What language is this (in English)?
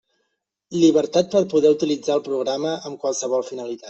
Catalan